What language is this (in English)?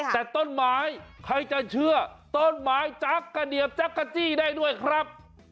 Thai